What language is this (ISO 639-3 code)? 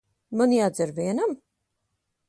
lav